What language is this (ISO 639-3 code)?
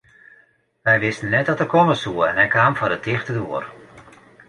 fry